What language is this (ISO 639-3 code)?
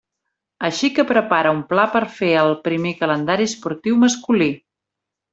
cat